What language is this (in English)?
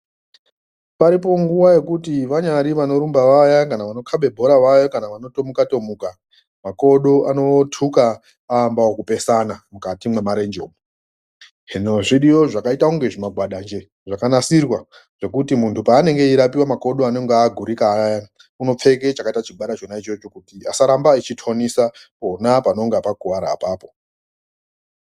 Ndau